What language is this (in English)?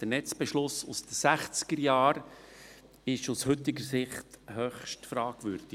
Swiss German